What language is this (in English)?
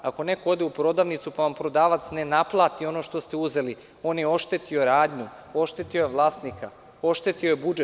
Serbian